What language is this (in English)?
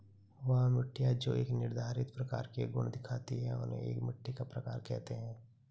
Hindi